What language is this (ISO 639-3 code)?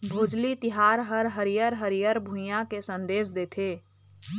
hne